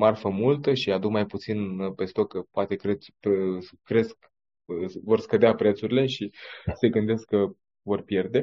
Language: Romanian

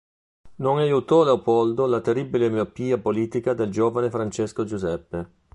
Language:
Italian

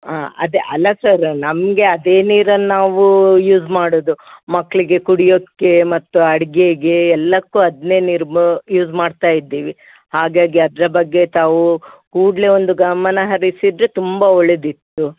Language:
Kannada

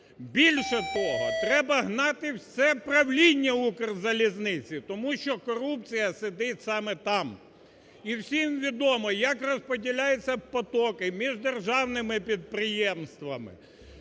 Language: Ukrainian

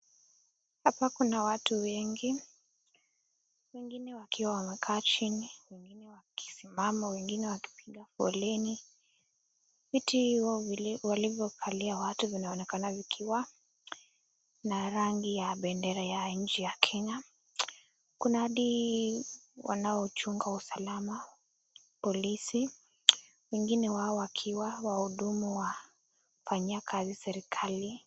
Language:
Swahili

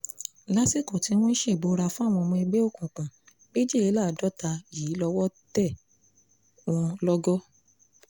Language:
Yoruba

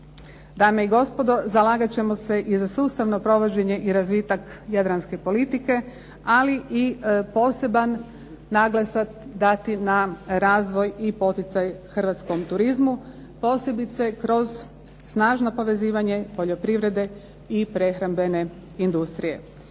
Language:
Croatian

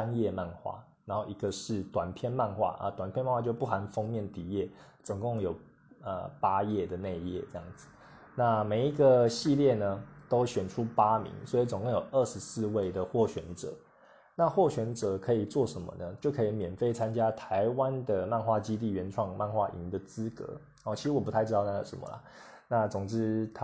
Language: Chinese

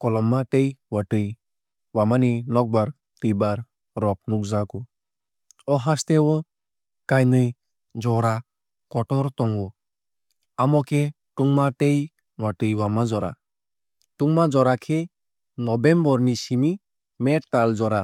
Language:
Kok Borok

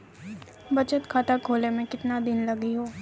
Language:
Maithili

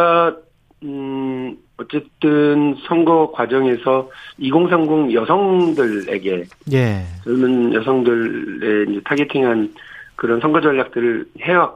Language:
Korean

